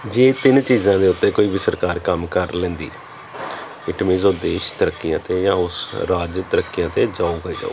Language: Punjabi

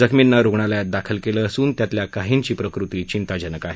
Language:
Marathi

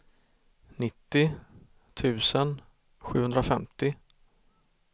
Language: Swedish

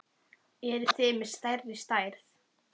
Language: Icelandic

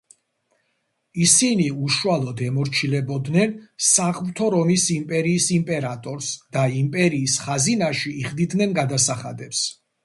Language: Georgian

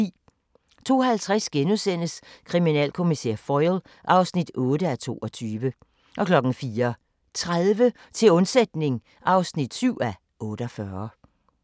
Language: Danish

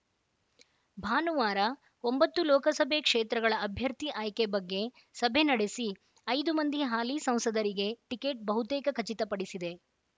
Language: Kannada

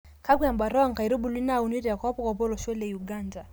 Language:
Masai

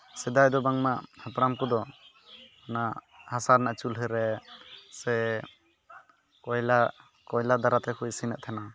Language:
Santali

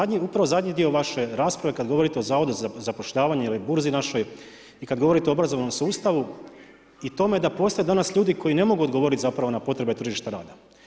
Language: Croatian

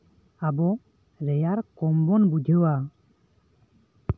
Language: Santali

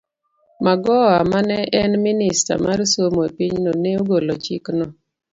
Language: Luo (Kenya and Tanzania)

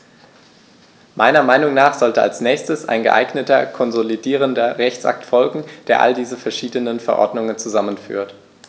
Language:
German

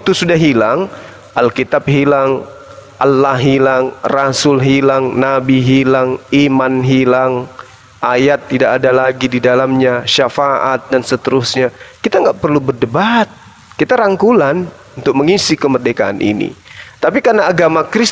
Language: Indonesian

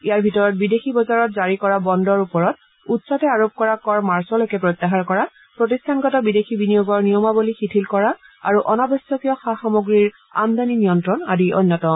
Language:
Assamese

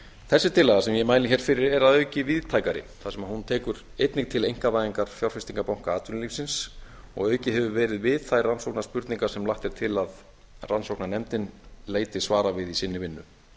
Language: Icelandic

